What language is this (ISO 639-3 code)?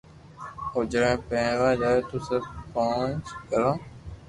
lrk